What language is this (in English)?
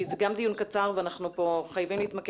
Hebrew